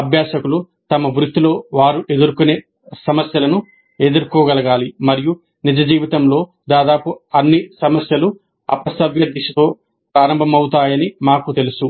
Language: Telugu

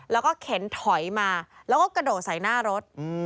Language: Thai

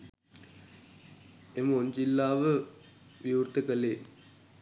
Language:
Sinhala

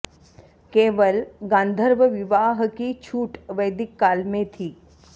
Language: Sanskrit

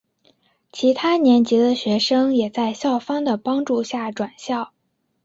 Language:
Chinese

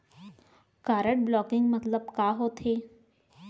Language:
Chhattisgarhi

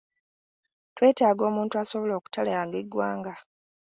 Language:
Ganda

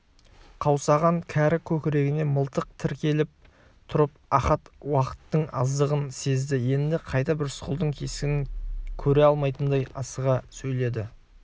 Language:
Kazakh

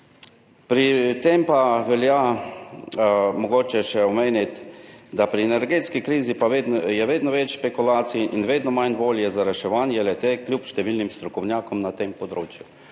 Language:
Slovenian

